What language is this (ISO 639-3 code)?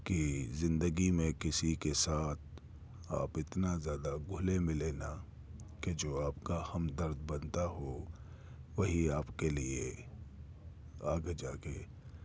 urd